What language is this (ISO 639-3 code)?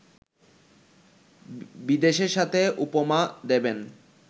ben